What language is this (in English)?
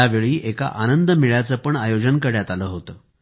Marathi